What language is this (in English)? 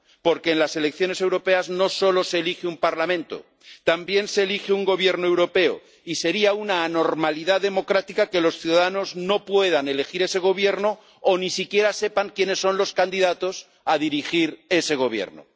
Spanish